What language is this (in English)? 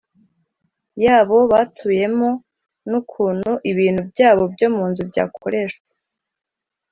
Kinyarwanda